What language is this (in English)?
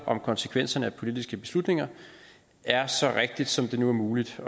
Danish